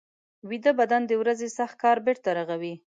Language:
Pashto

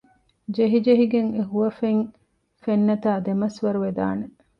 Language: Divehi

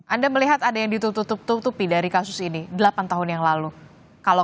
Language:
Indonesian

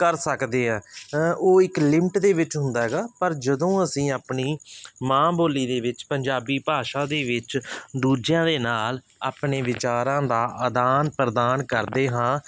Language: Punjabi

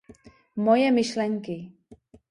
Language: Czech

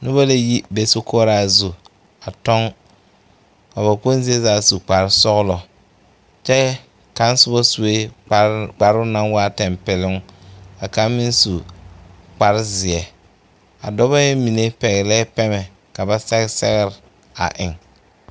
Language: Southern Dagaare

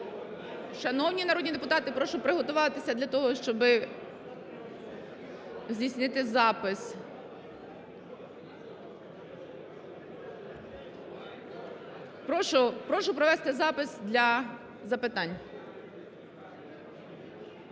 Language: Ukrainian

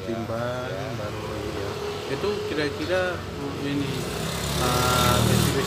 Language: Indonesian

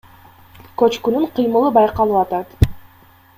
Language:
Kyrgyz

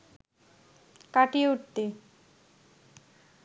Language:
Bangla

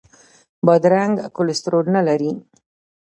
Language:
Pashto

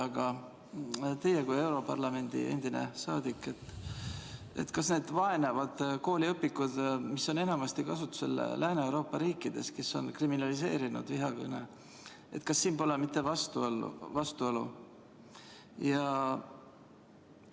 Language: Estonian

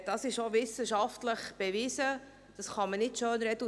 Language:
Swiss German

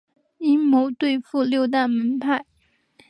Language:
Chinese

